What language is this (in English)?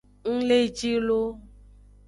Aja (Benin)